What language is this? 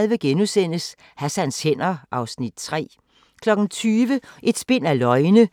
Danish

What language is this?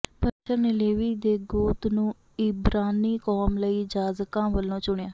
Punjabi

